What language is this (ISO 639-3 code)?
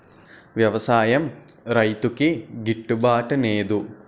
tel